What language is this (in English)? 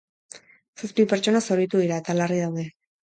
Basque